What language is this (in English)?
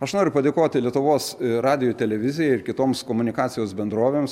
Lithuanian